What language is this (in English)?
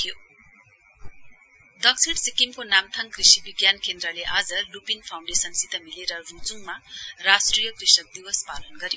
Nepali